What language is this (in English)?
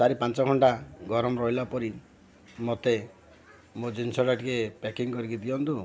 Odia